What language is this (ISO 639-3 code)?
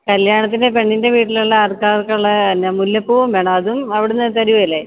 mal